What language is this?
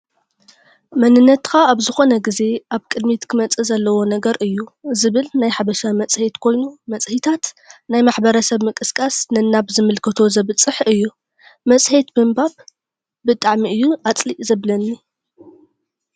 Tigrinya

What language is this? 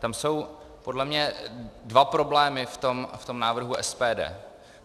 Czech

